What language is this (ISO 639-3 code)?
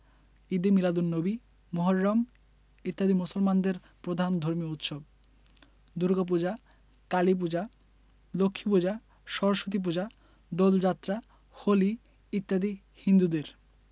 ben